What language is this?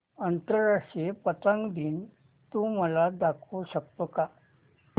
Marathi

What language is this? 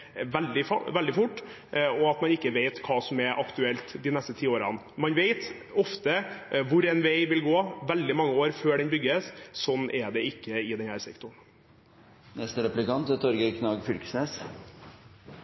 Norwegian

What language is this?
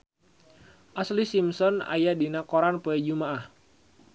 Sundanese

